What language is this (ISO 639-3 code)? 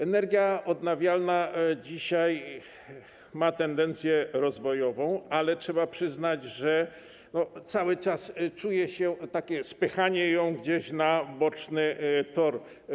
pol